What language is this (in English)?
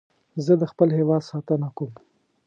Pashto